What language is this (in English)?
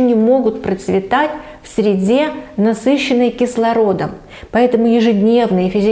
Russian